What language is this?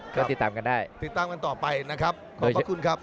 Thai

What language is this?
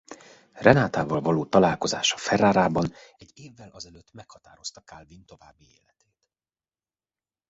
Hungarian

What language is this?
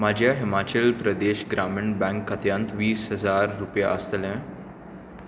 Konkani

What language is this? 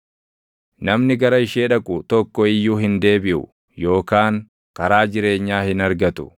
Oromo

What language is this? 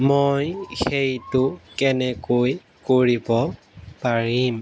Assamese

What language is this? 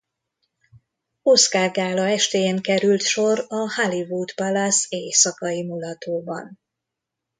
Hungarian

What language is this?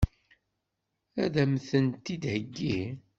Kabyle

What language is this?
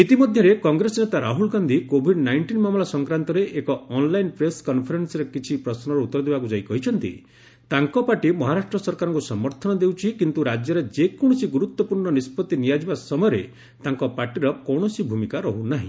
Odia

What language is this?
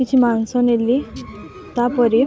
Odia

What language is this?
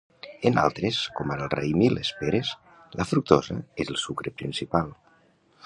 Catalan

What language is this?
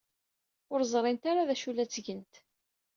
Kabyle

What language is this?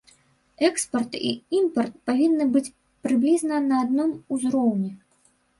Belarusian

